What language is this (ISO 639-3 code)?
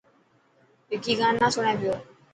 mki